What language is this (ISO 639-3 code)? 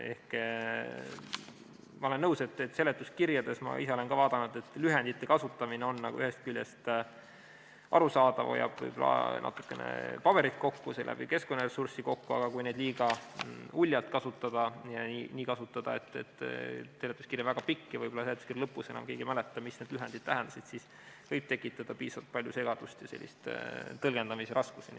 est